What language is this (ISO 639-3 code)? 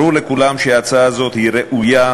heb